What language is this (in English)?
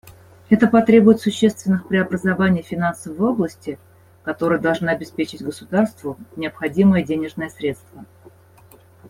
Russian